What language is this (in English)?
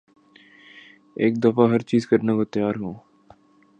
Urdu